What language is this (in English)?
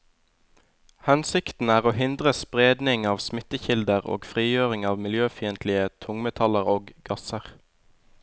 Norwegian